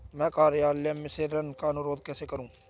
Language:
Hindi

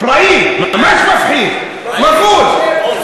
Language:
Hebrew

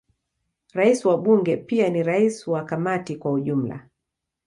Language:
Swahili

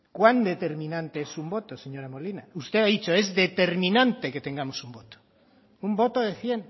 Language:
Spanish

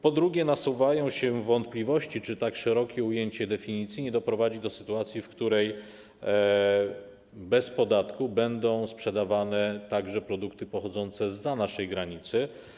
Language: Polish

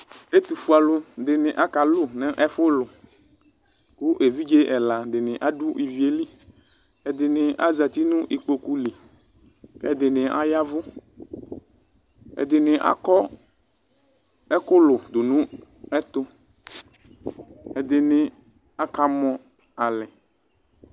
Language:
Ikposo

